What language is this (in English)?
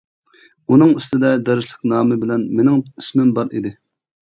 Uyghur